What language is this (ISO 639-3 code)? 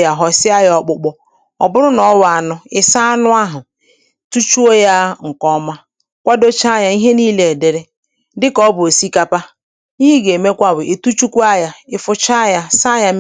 ibo